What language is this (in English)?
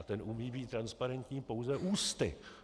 Czech